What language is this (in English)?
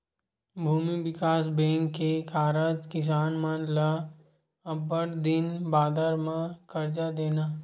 Chhattisgarhi